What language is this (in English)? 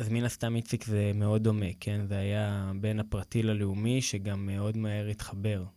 Hebrew